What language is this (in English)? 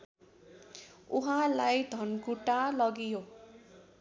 Nepali